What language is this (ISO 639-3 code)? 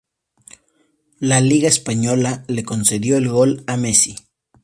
spa